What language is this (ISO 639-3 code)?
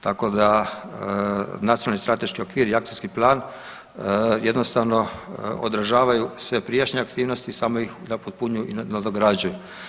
hrv